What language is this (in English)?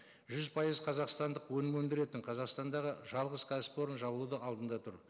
Kazakh